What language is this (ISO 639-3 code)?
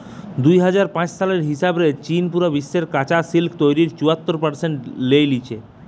ben